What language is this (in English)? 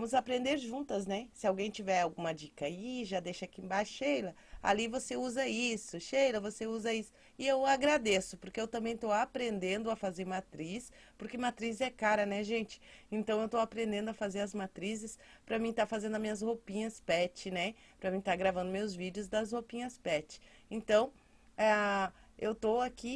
Portuguese